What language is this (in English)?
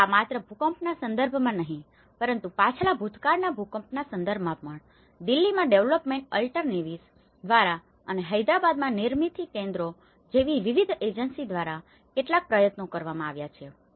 Gujarati